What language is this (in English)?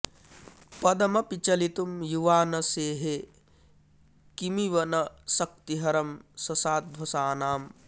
Sanskrit